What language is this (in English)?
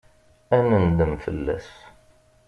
Kabyle